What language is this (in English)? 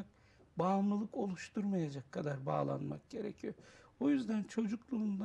Turkish